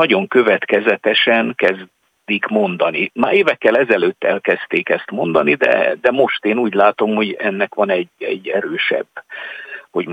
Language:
Hungarian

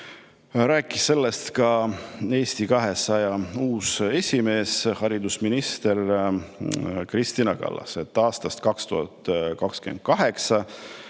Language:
Estonian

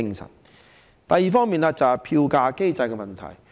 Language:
Cantonese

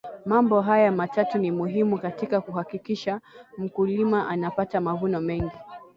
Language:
Swahili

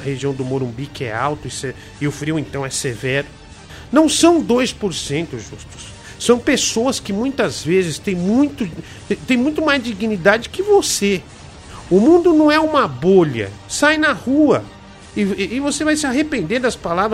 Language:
Portuguese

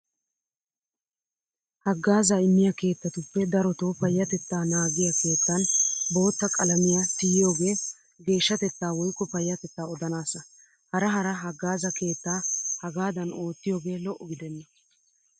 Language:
Wolaytta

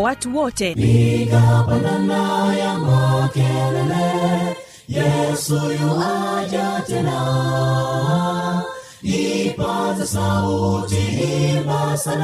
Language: Swahili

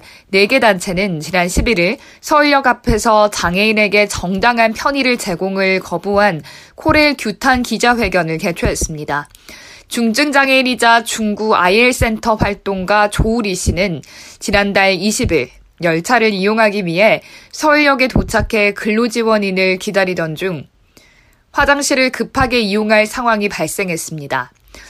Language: Korean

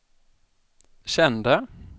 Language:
Swedish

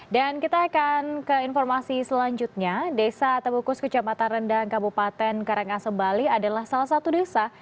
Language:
Indonesian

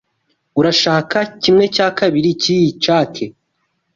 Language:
Kinyarwanda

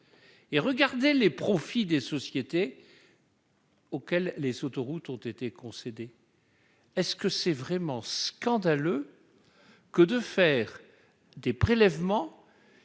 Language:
French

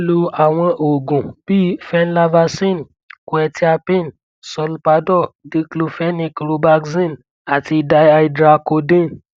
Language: Yoruba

